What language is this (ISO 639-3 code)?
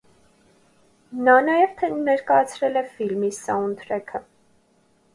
hye